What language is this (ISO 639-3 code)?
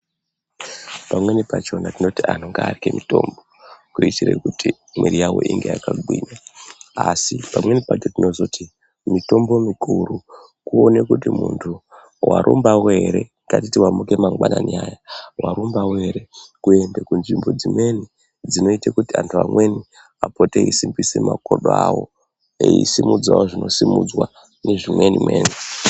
ndc